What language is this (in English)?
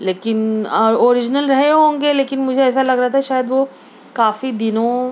Urdu